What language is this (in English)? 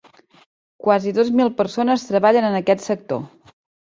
Catalan